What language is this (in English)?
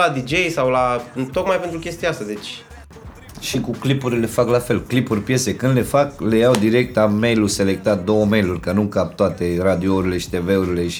Romanian